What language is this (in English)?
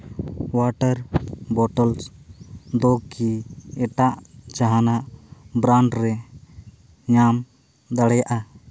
Santali